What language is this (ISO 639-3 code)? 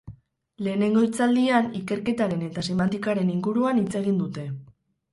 eus